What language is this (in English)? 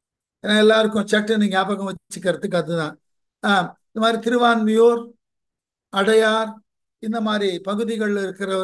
Tamil